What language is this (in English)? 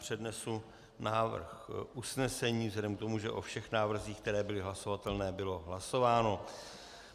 Czech